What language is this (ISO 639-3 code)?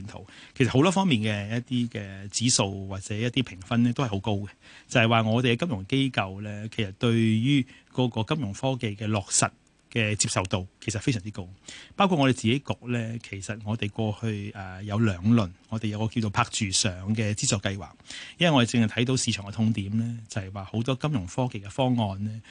zho